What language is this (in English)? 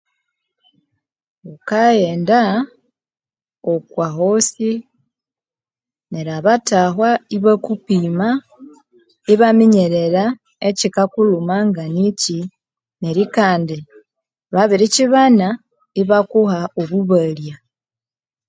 Konzo